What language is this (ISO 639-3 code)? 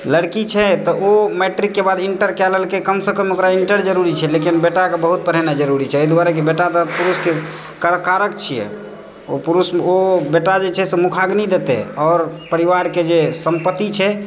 mai